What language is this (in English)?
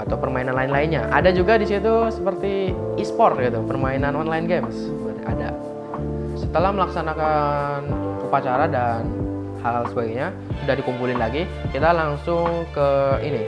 Indonesian